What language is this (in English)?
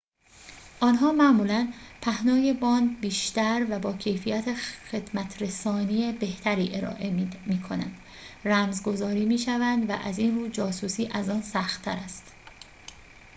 Persian